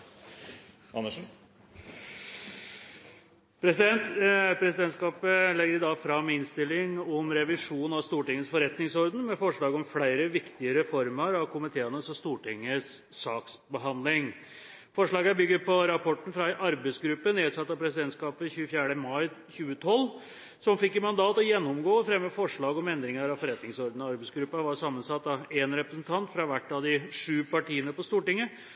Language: Norwegian Bokmål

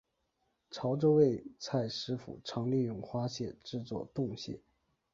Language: Chinese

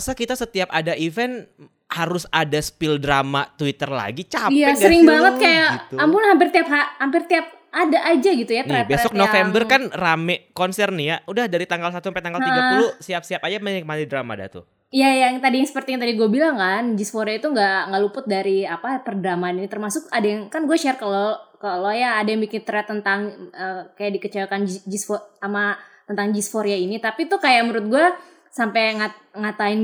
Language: Indonesian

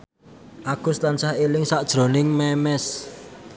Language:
Javanese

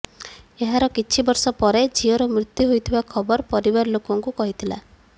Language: Odia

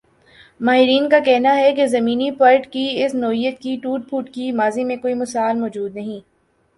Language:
Urdu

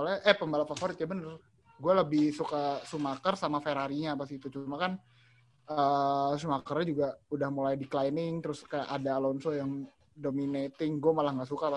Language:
Indonesian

